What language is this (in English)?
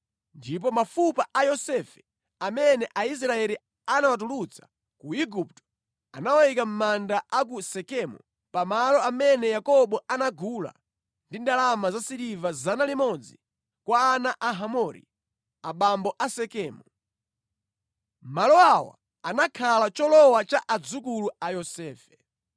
Nyanja